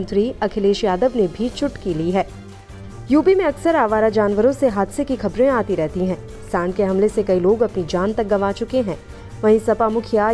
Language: Hindi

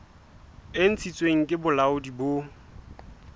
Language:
Southern Sotho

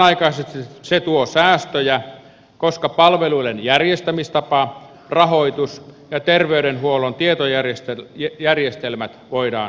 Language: Finnish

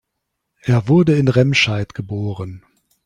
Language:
German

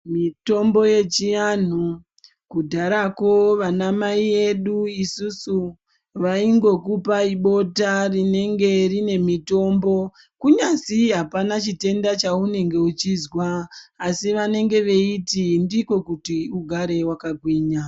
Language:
Ndau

